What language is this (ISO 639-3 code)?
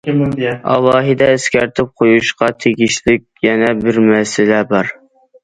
uig